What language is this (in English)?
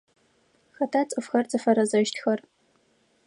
Adyghe